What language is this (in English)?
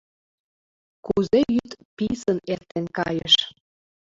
Mari